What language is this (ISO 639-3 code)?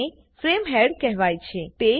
guj